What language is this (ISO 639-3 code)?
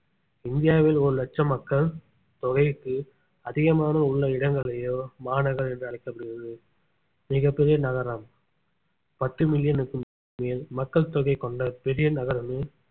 tam